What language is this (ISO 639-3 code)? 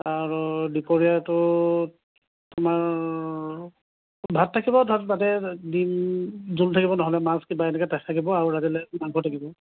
asm